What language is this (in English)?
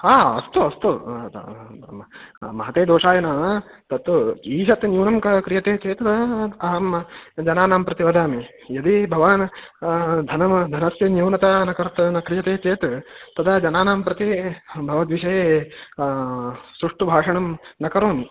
Sanskrit